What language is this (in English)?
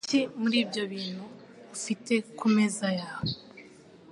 Kinyarwanda